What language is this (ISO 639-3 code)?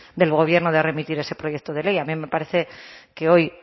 spa